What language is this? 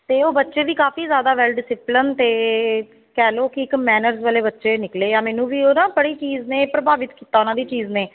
Punjabi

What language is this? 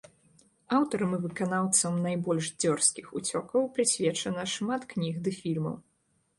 Belarusian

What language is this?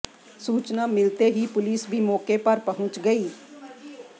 Hindi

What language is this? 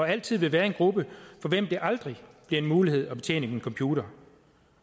Danish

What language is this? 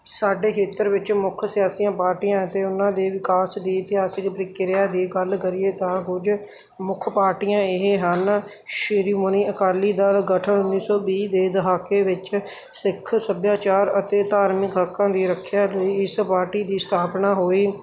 Punjabi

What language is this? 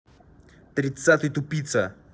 Russian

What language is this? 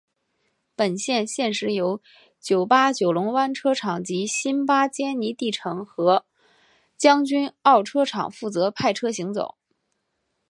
Chinese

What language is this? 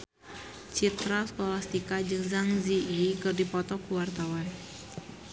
Sundanese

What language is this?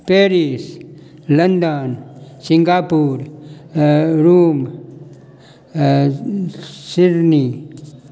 Maithili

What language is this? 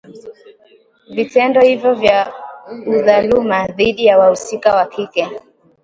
Swahili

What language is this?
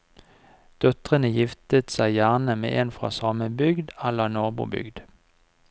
Norwegian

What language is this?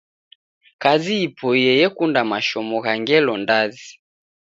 Taita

